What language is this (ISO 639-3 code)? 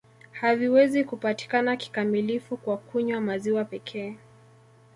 swa